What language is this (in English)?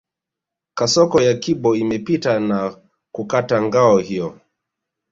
Swahili